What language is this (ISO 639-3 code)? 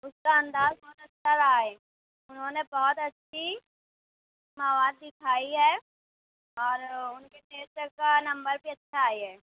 urd